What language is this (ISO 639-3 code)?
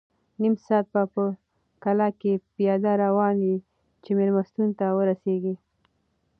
pus